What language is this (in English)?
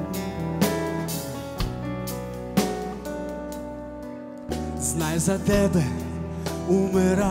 Ukrainian